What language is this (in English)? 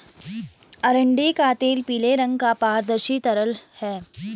Hindi